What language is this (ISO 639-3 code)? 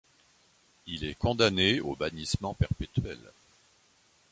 fra